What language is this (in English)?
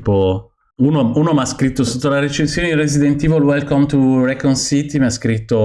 Italian